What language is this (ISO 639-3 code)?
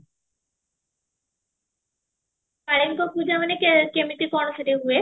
ori